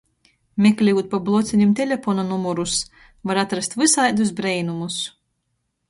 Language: Latgalian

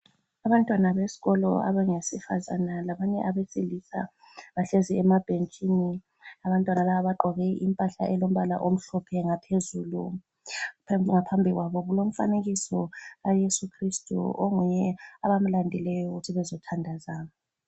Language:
North Ndebele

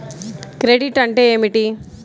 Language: Telugu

